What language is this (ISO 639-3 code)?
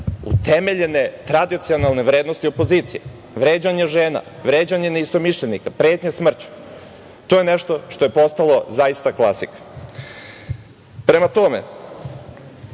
srp